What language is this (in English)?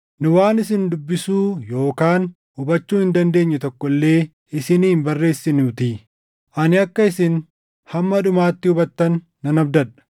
Oromo